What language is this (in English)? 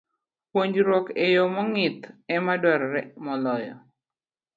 Luo (Kenya and Tanzania)